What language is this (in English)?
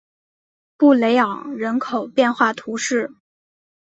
Chinese